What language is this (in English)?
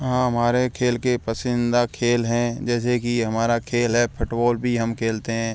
Hindi